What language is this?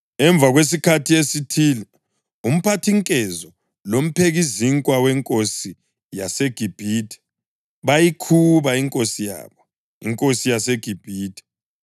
North Ndebele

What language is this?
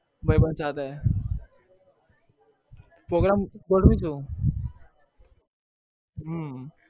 Gujarati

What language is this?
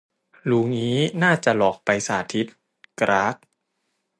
Thai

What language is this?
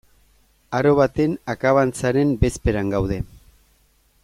Basque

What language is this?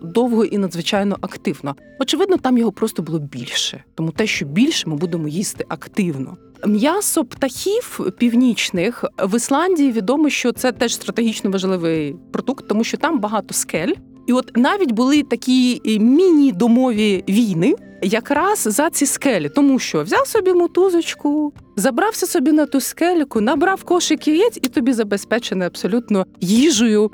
Ukrainian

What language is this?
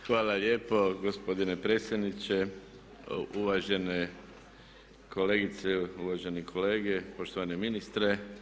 Croatian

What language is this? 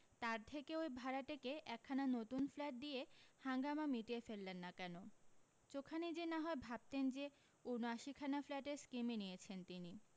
Bangla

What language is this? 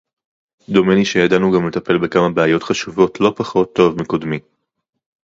Hebrew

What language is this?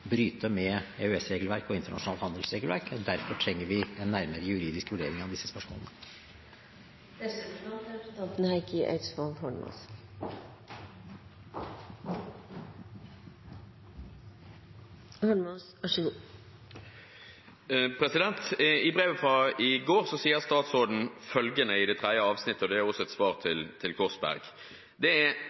Norwegian Bokmål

